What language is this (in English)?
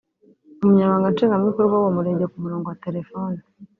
Kinyarwanda